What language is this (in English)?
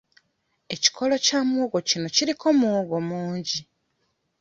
Ganda